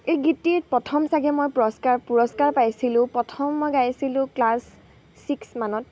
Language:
Assamese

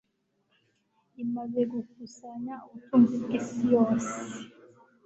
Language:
Kinyarwanda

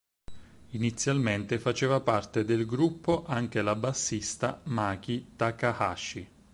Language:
Italian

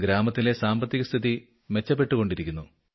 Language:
Malayalam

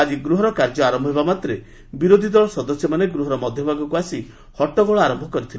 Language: Odia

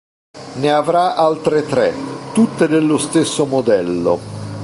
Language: Italian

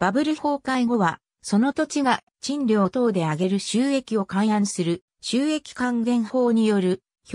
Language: Japanese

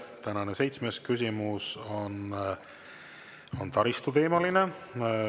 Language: Estonian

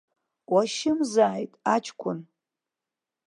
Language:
Abkhazian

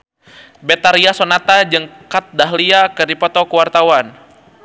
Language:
Sundanese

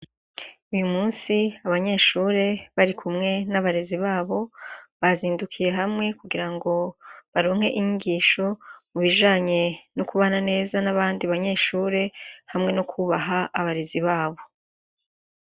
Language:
Rundi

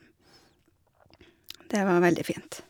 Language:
Norwegian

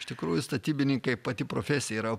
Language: Lithuanian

